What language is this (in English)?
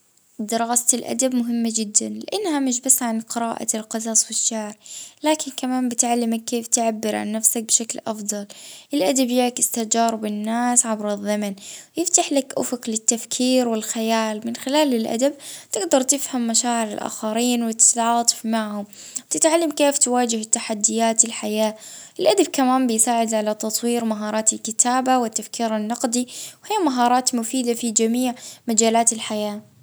Libyan Arabic